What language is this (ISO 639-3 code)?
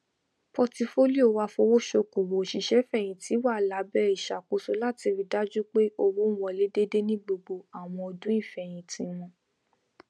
yor